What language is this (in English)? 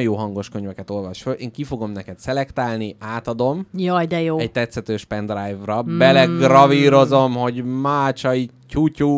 Hungarian